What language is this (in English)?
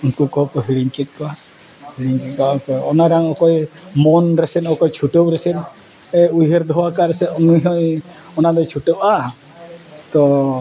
Santali